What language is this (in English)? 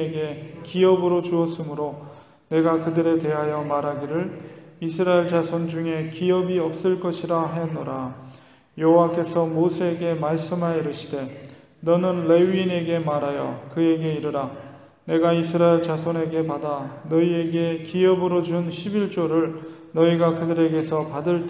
Korean